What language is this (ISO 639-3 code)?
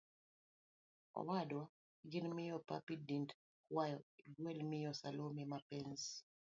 luo